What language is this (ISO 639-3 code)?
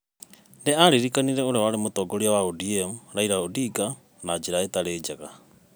kik